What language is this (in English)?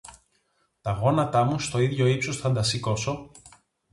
Greek